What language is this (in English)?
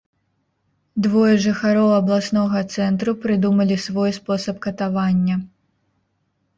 Belarusian